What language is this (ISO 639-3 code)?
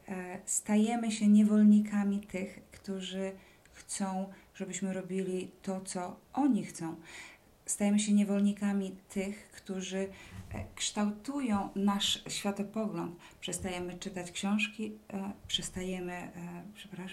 pol